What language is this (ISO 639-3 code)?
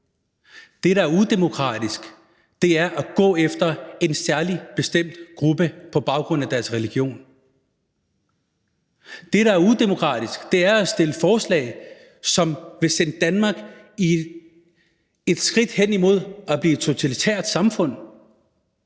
dan